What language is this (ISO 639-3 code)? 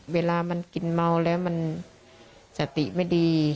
tha